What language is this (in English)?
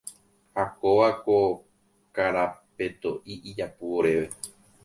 Guarani